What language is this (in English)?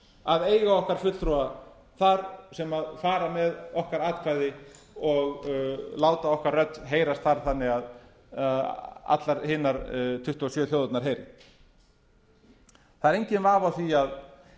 Icelandic